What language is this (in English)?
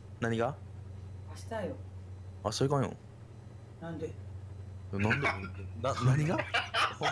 Japanese